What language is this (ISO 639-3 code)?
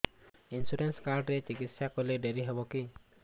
ori